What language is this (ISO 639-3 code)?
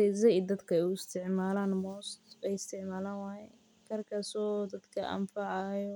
som